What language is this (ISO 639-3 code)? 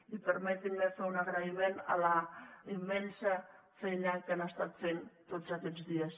cat